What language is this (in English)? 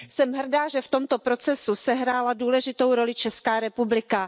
Czech